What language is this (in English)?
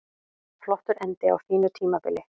Icelandic